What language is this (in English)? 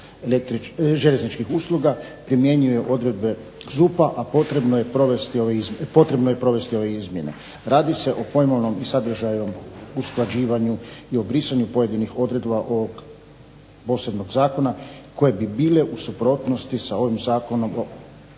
Croatian